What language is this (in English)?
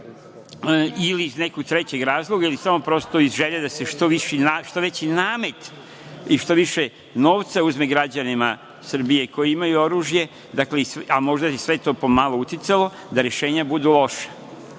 Serbian